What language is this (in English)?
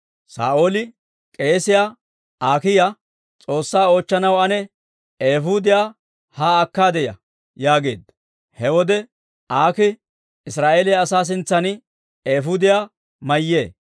Dawro